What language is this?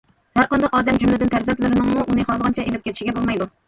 Uyghur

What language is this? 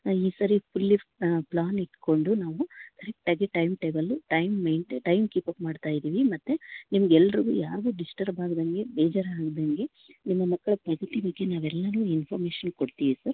Kannada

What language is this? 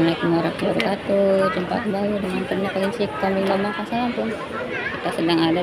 Indonesian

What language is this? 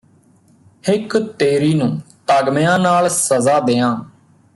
Punjabi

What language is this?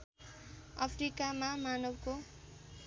Nepali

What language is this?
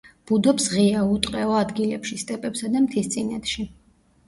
Georgian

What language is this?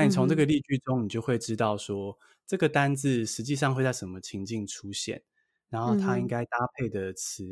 Chinese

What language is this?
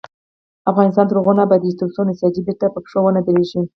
Pashto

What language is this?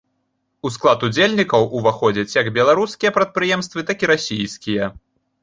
Belarusian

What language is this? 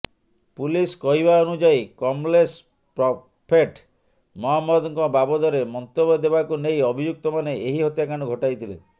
Odia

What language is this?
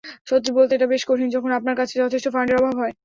Bangla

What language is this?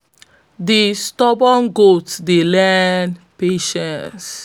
Nigerian Pidgin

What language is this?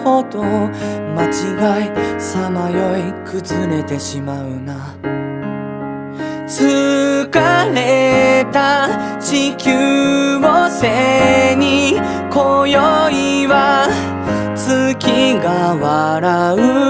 Japanese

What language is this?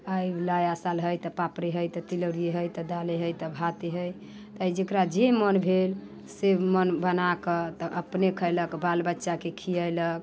Maithili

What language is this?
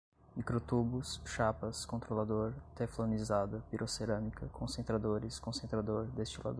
Portuguese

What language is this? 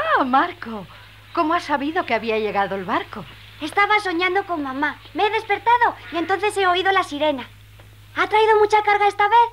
Spanish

